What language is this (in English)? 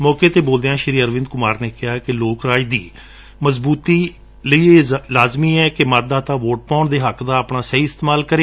Punjabi